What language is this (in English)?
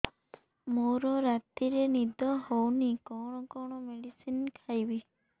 Odia